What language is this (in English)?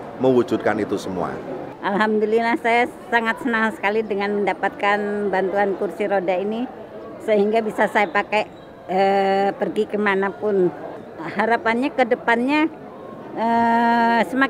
Indonesian